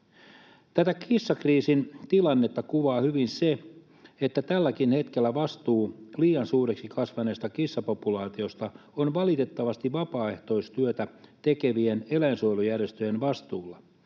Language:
Finnish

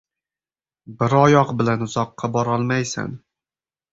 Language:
Uzbek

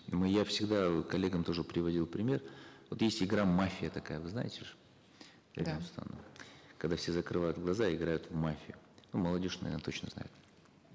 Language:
Kazakh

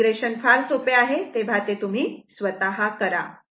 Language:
Marathi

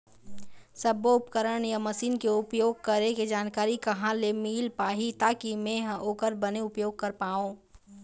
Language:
Chhattisgarhi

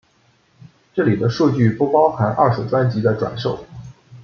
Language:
Chinese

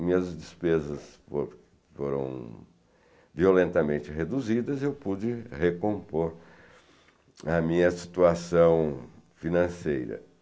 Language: Portuguese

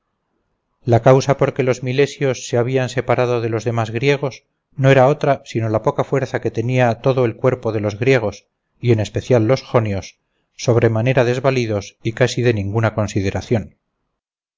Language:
Spanish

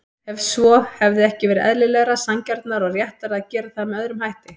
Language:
Icelandic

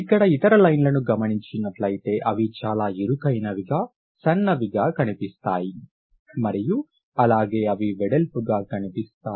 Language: Telugu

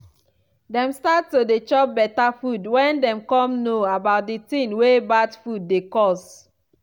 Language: Nigerian Pidgin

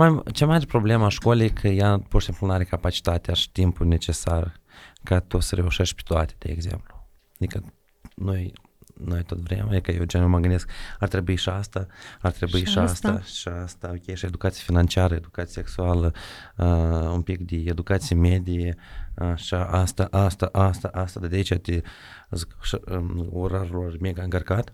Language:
Romanian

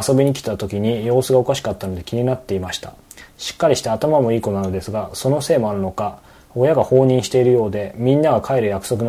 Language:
Japanese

